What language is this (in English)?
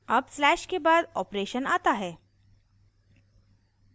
Hindi